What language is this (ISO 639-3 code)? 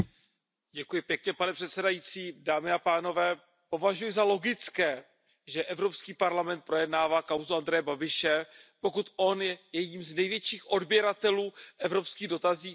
ces